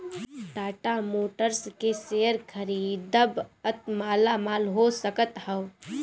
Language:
Bhojpuri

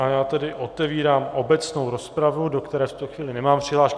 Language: Czech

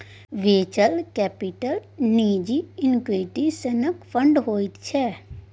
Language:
Maithili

